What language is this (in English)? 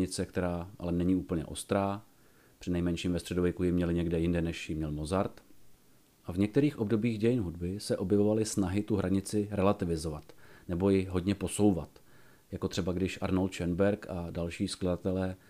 Czech